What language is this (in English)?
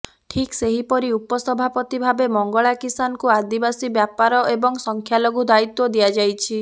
Odia